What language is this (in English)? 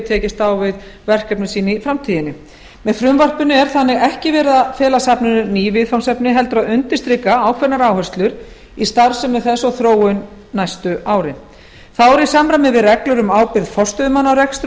Icelandic